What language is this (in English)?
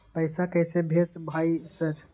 Maithili